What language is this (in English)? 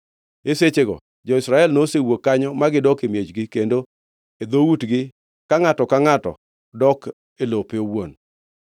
Luo (Kenya and Tanzania)